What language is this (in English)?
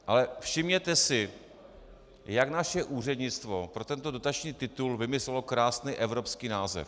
Czech